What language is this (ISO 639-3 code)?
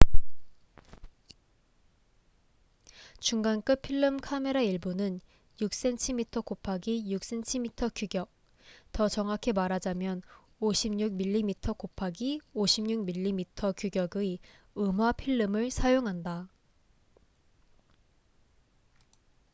kor